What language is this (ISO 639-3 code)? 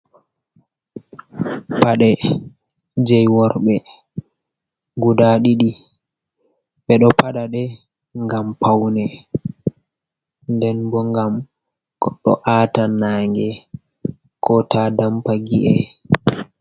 ful